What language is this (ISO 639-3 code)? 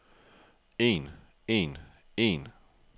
dan